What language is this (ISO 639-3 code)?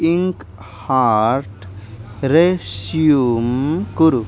san